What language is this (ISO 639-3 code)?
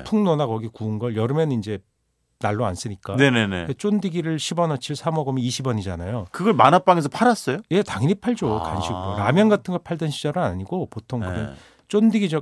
kor